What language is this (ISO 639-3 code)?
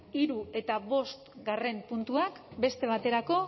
eus